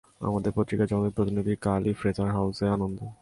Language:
Bangla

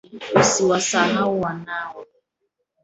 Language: Swahili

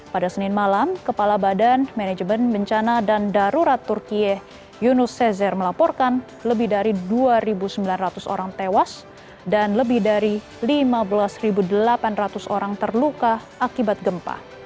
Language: Indonesian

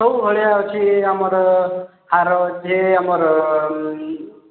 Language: Odia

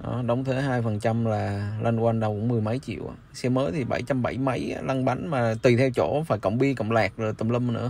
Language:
Vietnamese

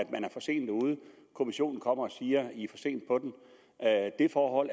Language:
Danish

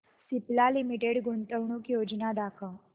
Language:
Marathi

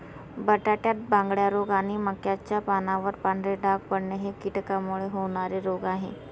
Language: Marathi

